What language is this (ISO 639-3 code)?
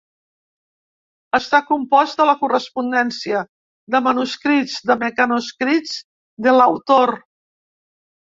cat